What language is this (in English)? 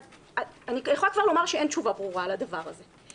Hebrew